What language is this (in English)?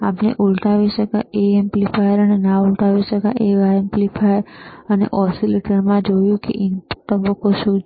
Gujarati